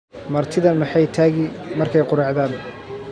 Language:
Somali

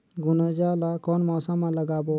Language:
Chhattisgarhi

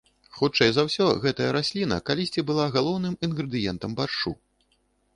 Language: Belarusian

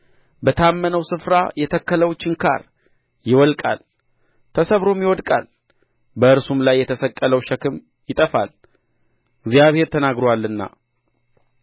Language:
Amharic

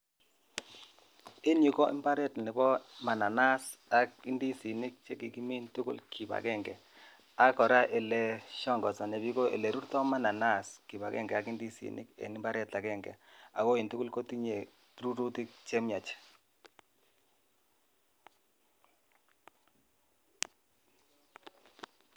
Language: Kalenjin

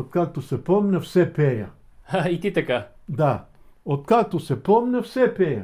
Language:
Bulgarian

